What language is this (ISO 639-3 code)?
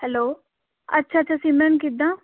pan